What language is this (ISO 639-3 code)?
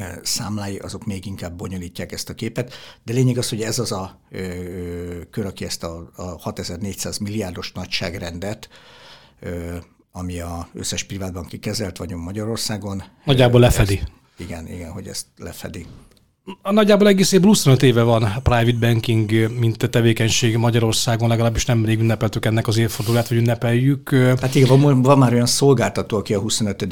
hun